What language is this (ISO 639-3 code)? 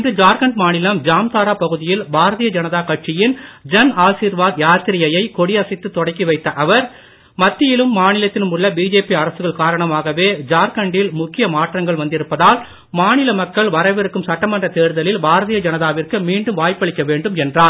tam